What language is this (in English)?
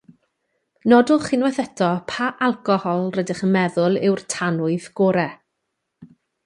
Welsh